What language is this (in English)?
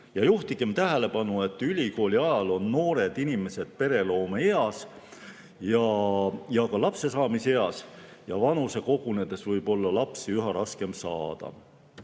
Estonian